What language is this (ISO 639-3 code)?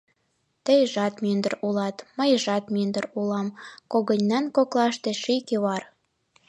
chm